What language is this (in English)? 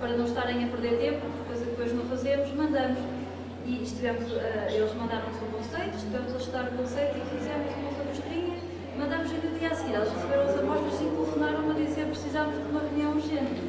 Portuguese